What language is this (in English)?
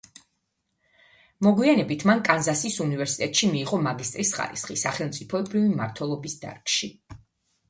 Georgian